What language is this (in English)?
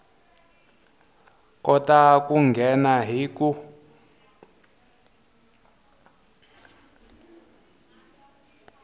Tsonga